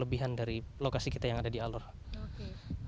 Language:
Indonesian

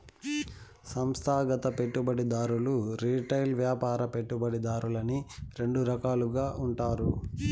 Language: Telugu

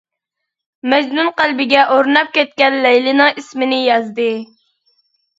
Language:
Uyghur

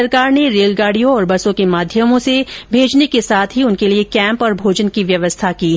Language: Hindi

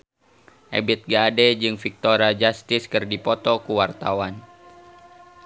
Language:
Sundanese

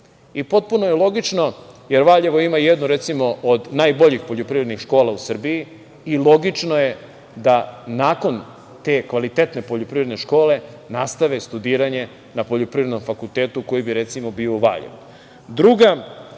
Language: Serbian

